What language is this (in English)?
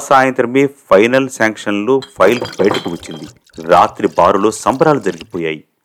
Telugu